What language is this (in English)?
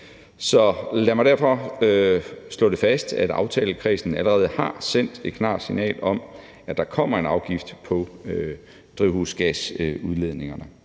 Danish